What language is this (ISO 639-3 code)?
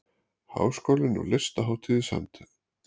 isl